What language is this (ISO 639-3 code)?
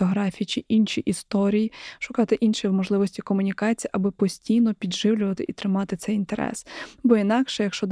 ukr